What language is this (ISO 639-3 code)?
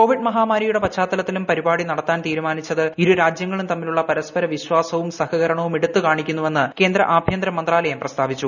mal